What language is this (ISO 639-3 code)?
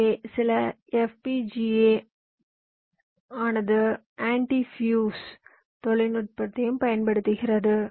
tam